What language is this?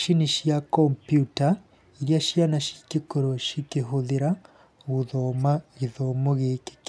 Kikuyu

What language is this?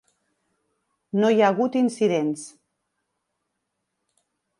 Catalan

